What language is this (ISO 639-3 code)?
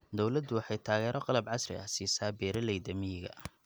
som